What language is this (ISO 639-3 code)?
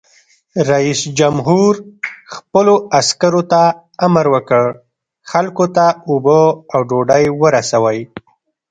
pus